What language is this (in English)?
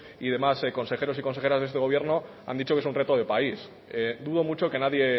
Spanish